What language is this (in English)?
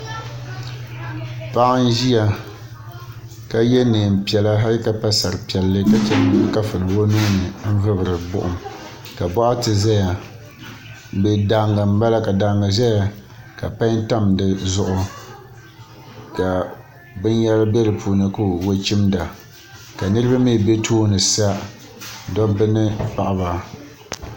Dagbani